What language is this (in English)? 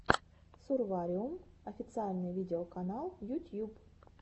Russian